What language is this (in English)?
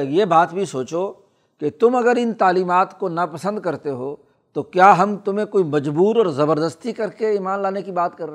Urdu